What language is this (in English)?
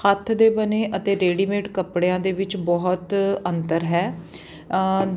Punjabi